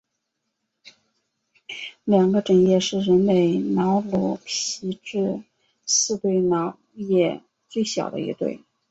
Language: Chinese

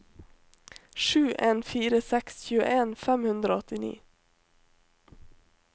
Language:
Norwegian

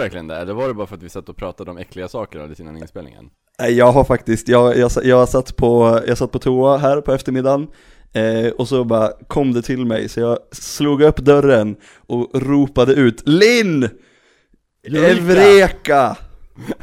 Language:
Swedish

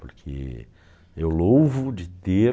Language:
Portuguese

